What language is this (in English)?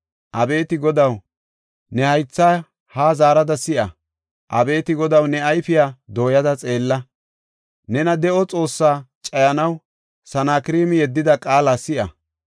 Gofa